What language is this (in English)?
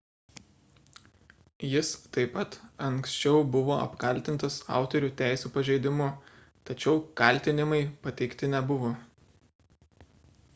Lithuanian